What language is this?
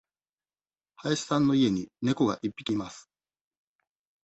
Japanese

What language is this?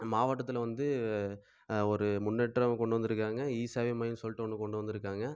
Tamil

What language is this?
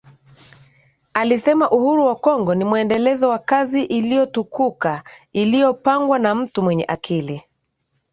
Swahili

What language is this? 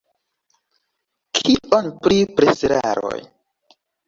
Esperanto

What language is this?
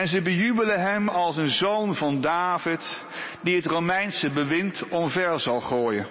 Dutch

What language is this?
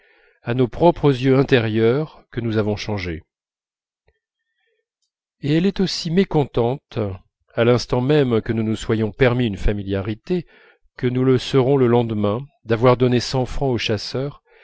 French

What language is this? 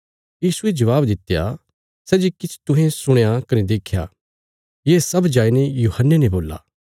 Bilaspuri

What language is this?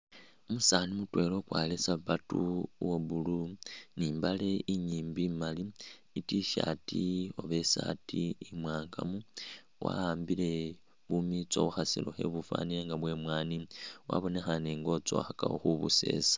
Masaaba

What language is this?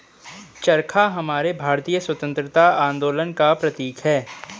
Hindi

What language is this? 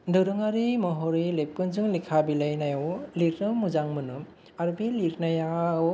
Bodo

